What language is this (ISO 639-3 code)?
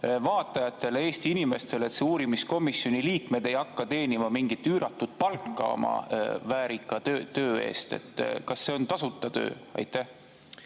est